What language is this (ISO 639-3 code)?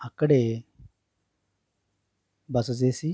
tel